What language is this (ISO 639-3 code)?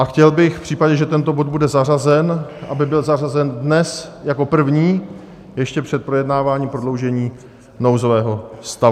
ces